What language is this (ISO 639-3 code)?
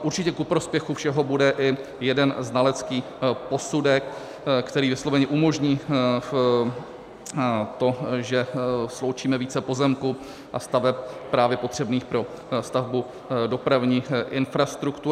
ces